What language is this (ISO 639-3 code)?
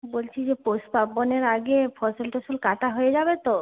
ben